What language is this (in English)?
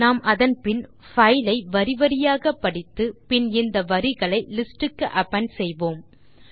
Tamil